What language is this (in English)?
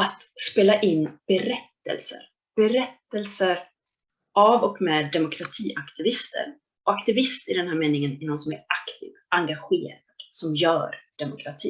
Swedish